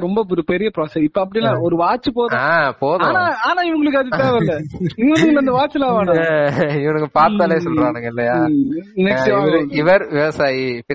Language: Tamil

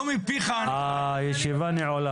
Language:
Hebrew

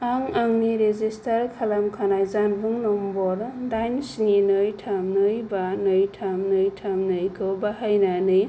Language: Bodo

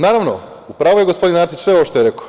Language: Serbian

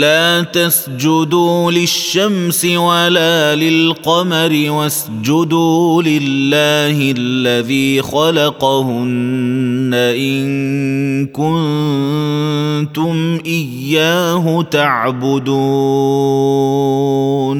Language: Arabic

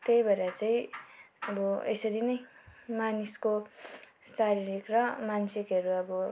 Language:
Nepali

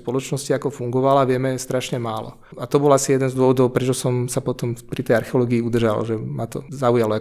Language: Czech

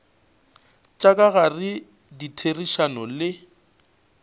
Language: Northern Sotho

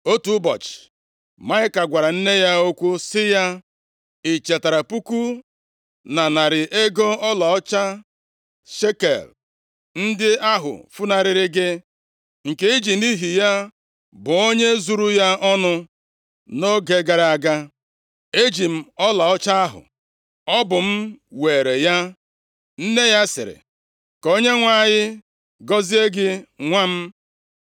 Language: Igbo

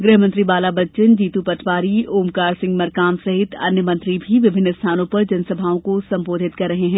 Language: Hindi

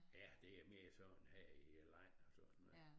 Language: Danish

